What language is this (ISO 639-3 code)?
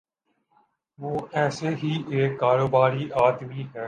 urd